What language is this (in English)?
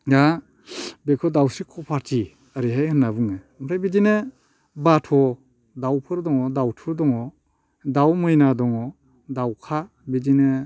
Bodo